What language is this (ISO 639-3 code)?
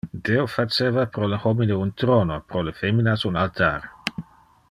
ina